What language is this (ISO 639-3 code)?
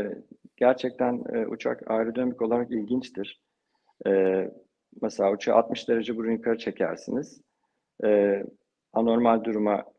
tur